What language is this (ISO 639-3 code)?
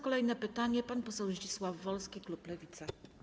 pol